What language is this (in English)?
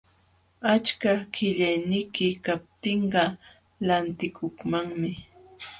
Jauja Wanca Quechua